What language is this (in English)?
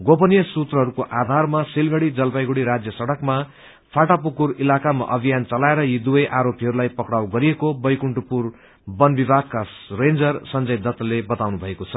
Nepali